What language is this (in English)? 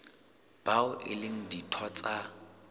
Southern Sotho